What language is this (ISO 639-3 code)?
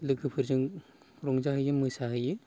brx